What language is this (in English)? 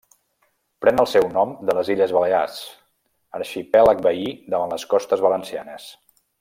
Catalan